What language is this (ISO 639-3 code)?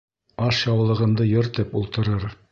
bak